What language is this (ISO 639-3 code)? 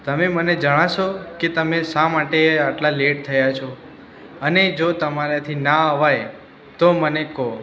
guj